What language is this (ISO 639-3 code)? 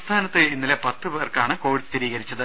mal